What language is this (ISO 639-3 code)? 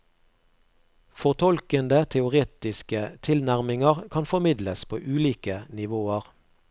nor